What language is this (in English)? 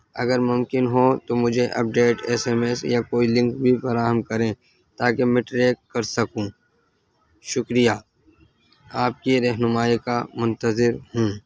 Urdu